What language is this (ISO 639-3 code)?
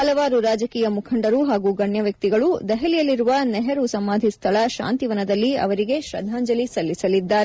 kan